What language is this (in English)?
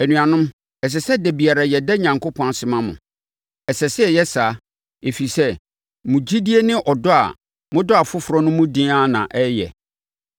Akan